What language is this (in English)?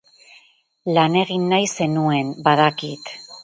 Basque